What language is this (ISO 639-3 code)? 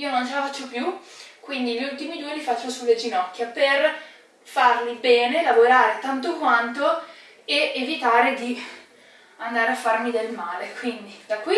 ita